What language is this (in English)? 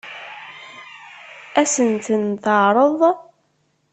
Kabyle